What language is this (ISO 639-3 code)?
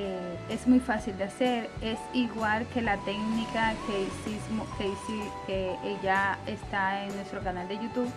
spa